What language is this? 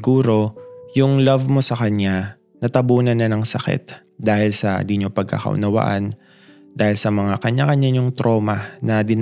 Filipino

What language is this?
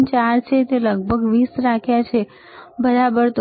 Gujarati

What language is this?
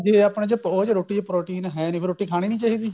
Punjabi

